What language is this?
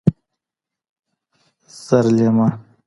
Pashto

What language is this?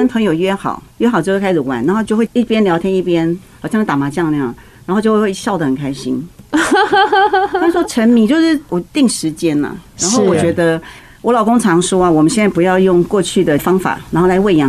Chinese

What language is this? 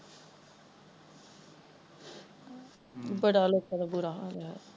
Punjabi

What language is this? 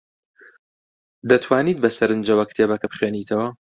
Central Kurdish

